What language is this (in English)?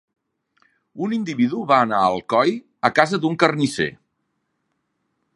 Catalan